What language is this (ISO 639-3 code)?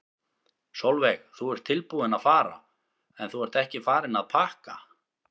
isl